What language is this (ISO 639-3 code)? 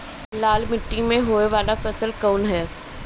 bho